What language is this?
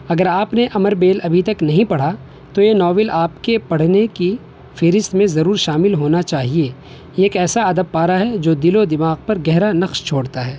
Urdu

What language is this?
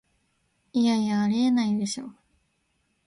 Japanese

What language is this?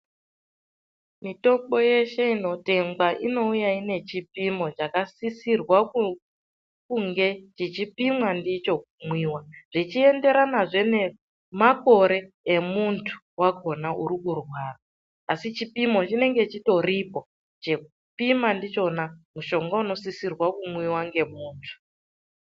Ndau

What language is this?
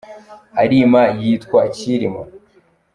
Kinyarwanda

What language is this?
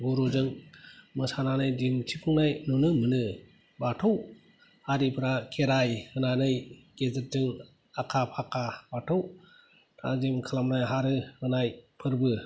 Bodo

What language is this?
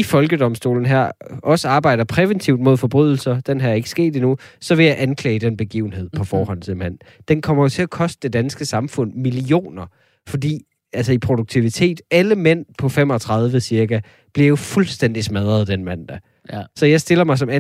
Danish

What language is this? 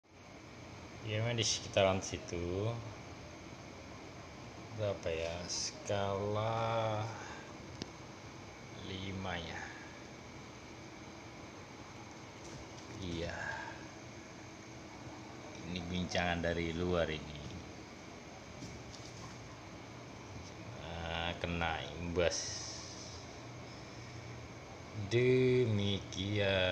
Indonesian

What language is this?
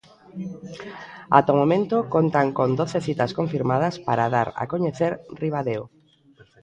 Galician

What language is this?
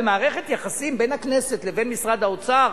Hebrew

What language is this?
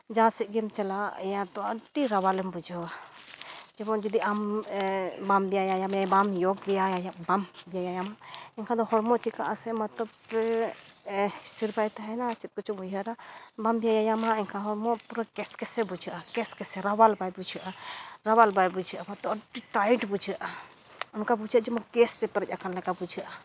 Santali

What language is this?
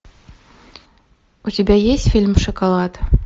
Russian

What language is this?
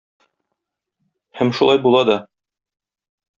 Tatar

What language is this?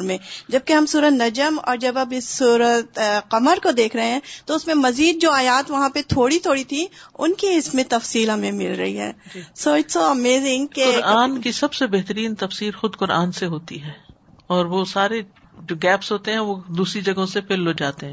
Urdu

